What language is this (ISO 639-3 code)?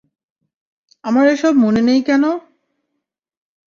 ben